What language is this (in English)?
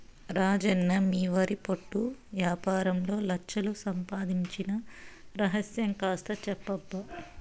Telugu